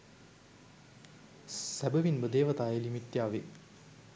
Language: Sinhala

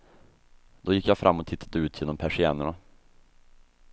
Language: Swedish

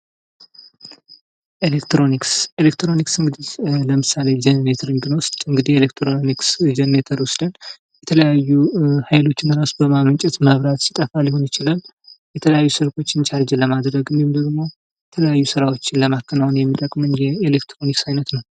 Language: Amharic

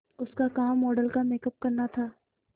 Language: Hindi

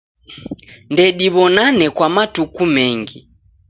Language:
Taita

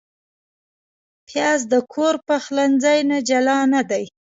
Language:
Pashto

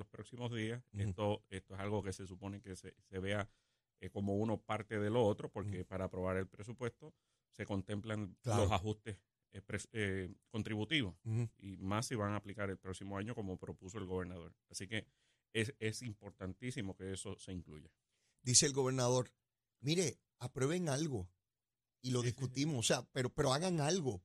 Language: Spanish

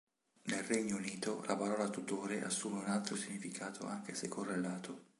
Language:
Italian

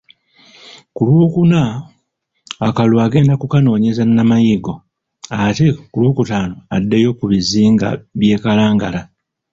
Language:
Ganda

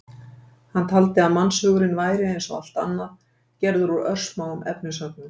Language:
Icelandic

